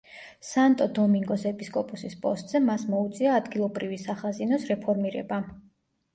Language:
Georgian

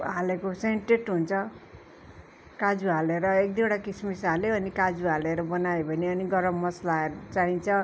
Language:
Nepali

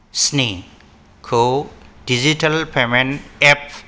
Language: Bodo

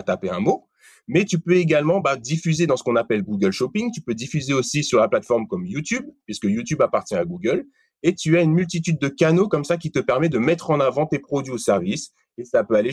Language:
French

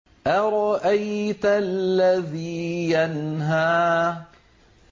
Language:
Arabic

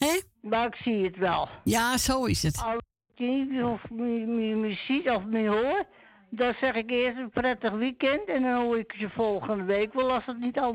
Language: Dutch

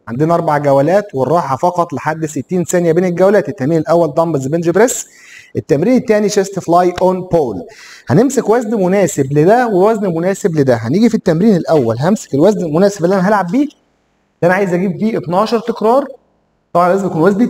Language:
Arabic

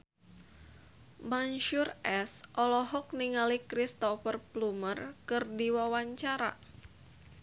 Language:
Sundanese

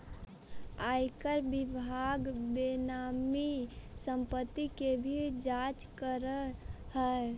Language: Magahi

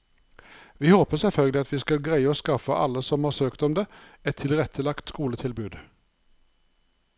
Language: Norwegian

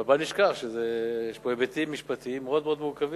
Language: Hebrew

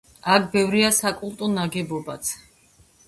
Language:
Georgian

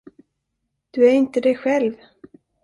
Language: Swedish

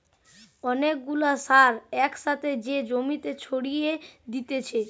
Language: Bangla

